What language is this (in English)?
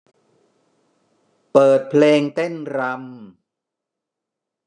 Thai